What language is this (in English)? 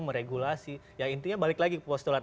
Indonesian